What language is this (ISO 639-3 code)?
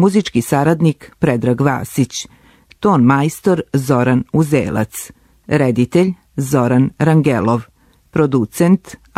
hrv